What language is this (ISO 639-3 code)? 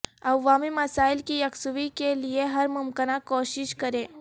urd